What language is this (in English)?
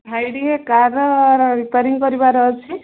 Odia